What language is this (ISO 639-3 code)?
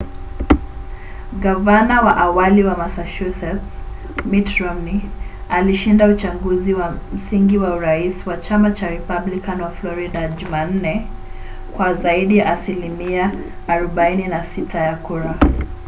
swa